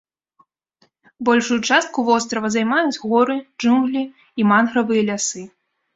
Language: Belarusian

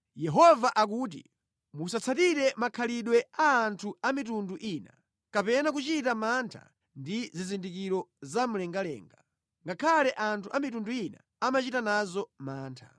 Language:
Nyanja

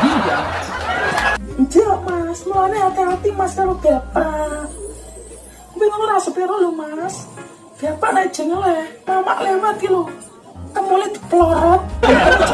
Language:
Indonesian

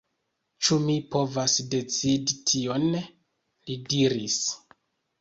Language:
Esperanto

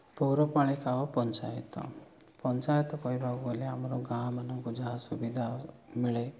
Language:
Odia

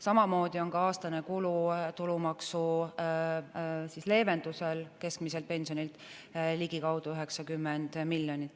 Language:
Estonian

